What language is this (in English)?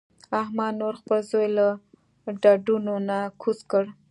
Pashto